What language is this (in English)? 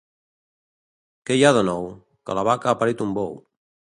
Catalan